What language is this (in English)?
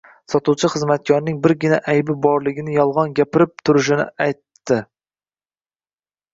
Uzbek